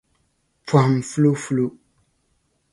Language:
Dagbani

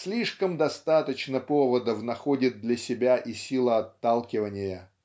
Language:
Russian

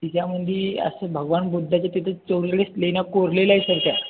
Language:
Marathi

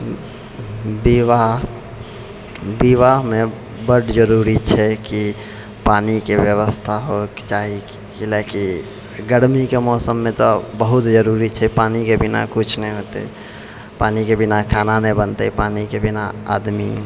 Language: Maithili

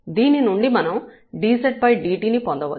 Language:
Telugu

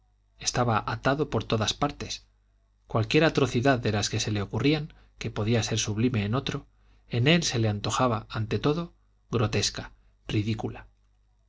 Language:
Spanish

